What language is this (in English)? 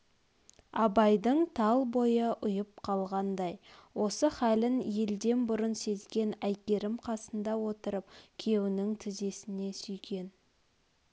Kazakh